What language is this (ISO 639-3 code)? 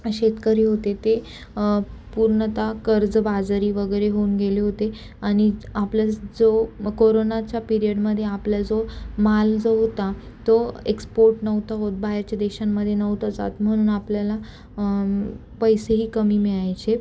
mar